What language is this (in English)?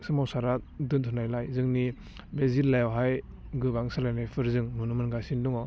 Bodo